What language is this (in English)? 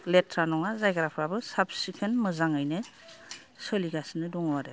Bodo